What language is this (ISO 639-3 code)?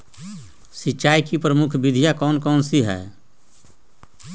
mag